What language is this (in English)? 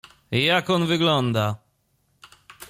Polish